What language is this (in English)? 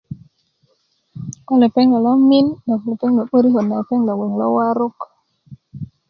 Kuku